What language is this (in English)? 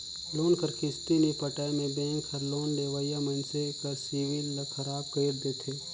Chhattisgarhi